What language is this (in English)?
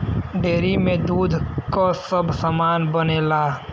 Bhojpuri